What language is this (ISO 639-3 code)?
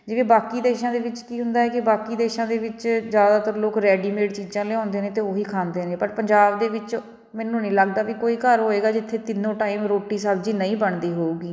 pan